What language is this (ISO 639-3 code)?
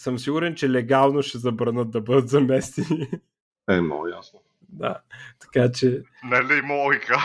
bul